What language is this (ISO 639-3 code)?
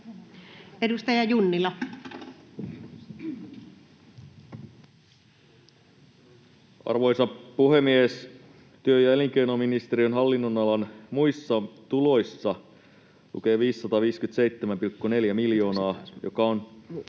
fin